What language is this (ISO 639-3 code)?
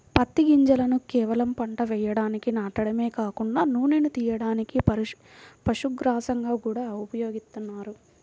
tel